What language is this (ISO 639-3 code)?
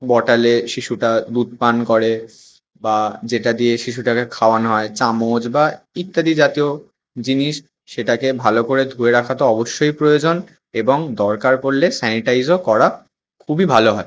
ben